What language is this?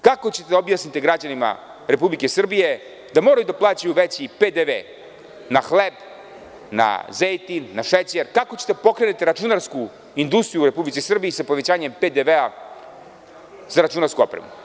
Serbian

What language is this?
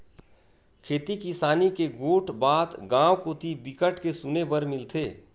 Chhattisgarhi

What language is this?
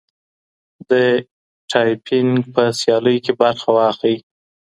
Pashto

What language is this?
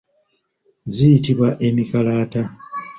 Ganda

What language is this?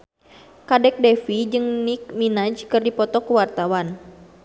Sundanese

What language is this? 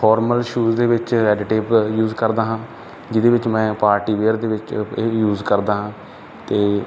Punjabi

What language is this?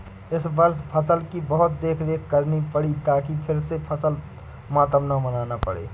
Hindi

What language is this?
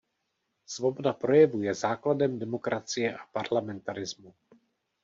Czech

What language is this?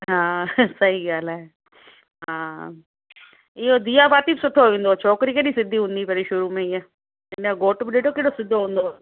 Sindhi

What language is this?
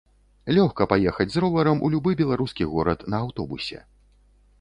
Belarusian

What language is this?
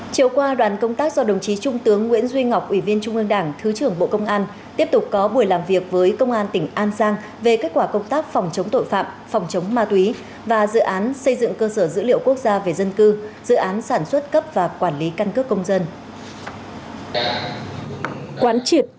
Vietnamese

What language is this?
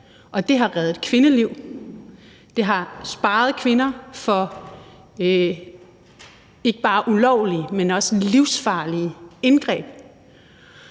Danish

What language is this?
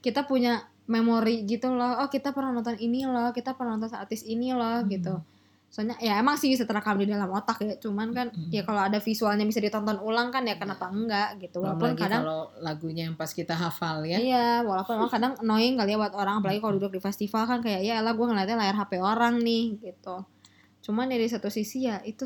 Indonesian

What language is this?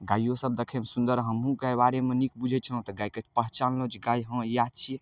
Maithili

